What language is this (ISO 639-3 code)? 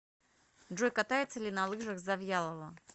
rus